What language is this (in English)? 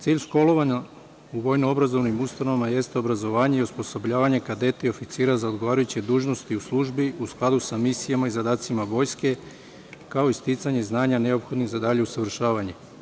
Serbian